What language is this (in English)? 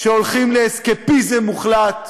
Hebrew